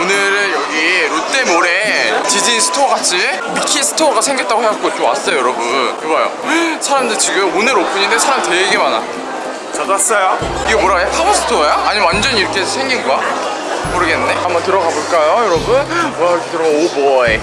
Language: Korean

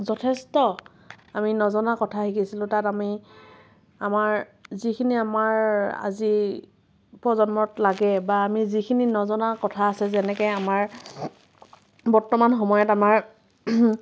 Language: Assamese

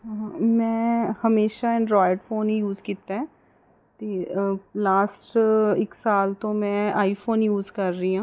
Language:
Punjabi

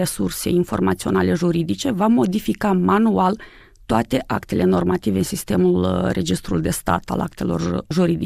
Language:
Romanian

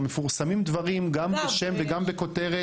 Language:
Hebrew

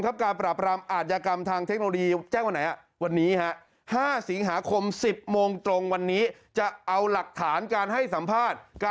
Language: Thai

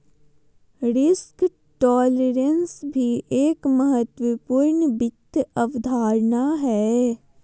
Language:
Magahi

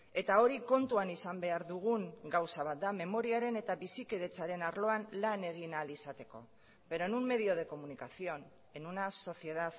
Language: Basque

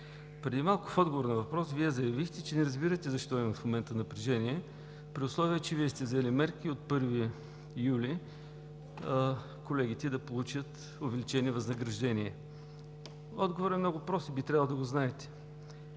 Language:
Bulgarian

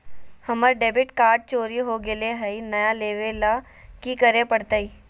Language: Magahi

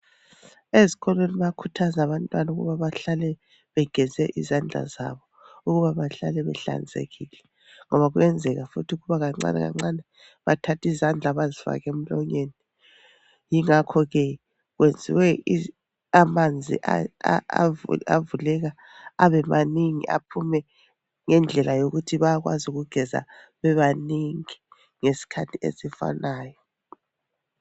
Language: North Ndebele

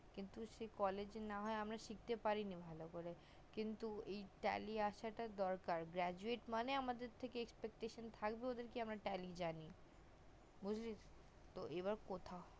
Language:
Bangla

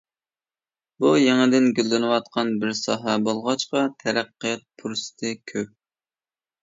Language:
Uyghur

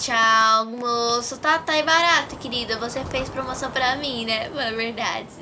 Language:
Portuguese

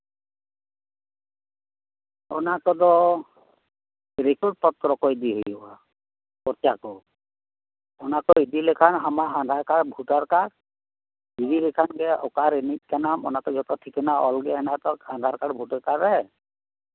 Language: Santali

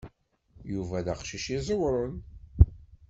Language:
Kabyle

